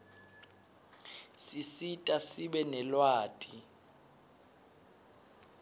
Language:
Swati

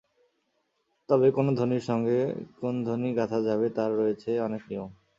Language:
Bangla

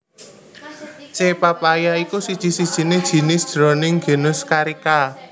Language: Javanese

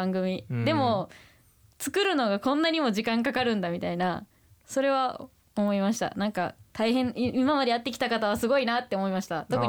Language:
Japanese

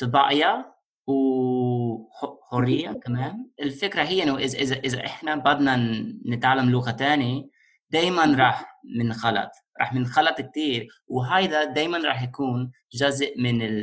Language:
Arabic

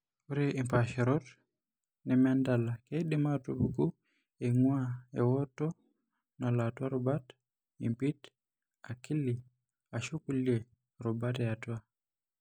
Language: Masai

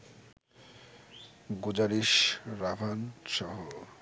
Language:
Bangla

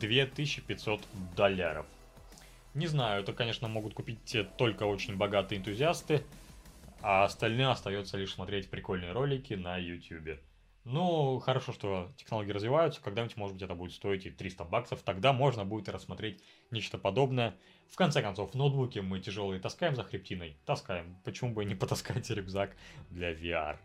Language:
Russian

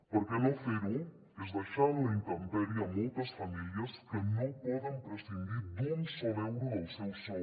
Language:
Catalan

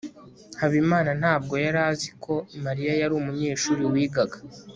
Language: Kinyarwanda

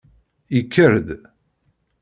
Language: Kabyle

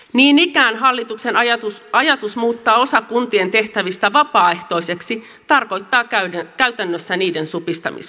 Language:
Finnish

